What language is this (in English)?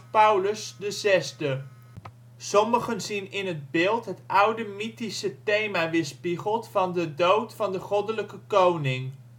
Dutch